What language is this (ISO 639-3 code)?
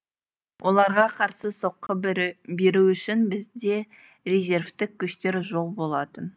kaz